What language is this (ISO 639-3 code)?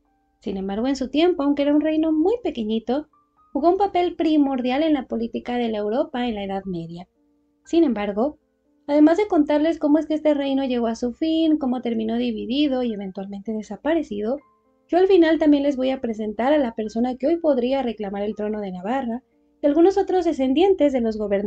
spa